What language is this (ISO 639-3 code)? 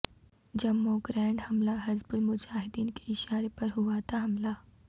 urd